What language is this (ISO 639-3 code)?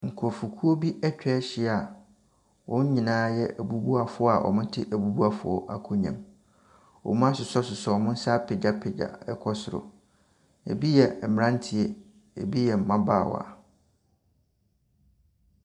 aka